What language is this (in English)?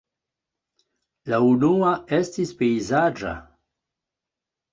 Esperanto